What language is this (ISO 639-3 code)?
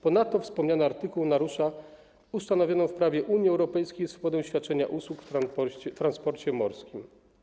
pol